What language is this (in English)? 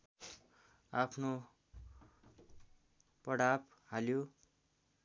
Nepali